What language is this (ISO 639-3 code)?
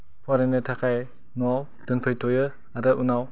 brx